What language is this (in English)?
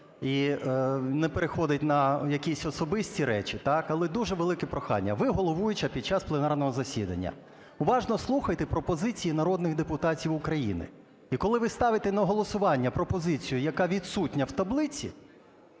Ukrainian